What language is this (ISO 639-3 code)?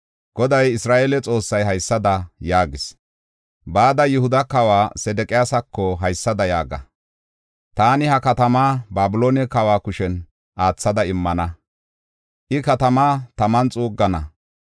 gof